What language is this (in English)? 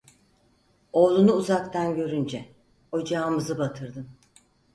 Turkish